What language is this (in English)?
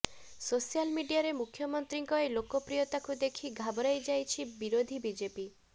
Odia